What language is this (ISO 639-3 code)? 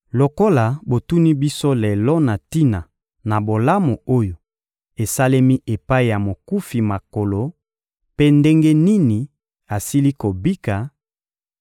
lin